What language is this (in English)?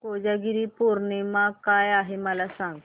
Marathi